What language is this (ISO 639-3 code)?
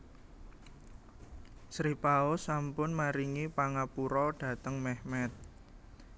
jav